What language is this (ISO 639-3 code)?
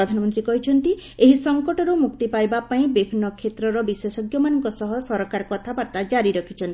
ori